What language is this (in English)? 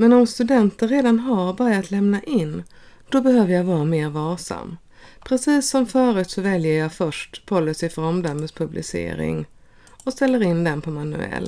Swedish